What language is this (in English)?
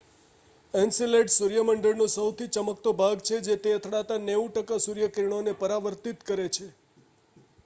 Gujarati